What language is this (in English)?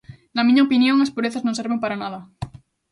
Galician